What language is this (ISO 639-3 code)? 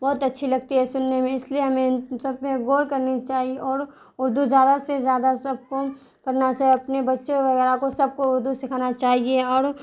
urd